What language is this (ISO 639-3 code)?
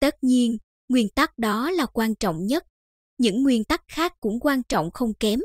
vie